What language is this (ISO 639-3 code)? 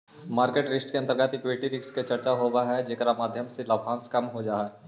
mag